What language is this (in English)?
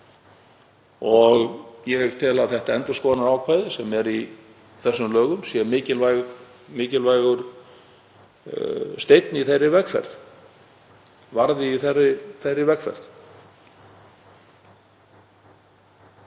Icelandic